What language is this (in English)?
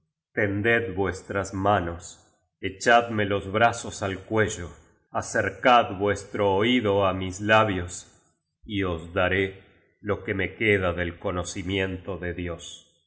Spanish